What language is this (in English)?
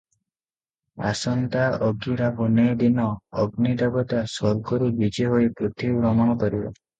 Odia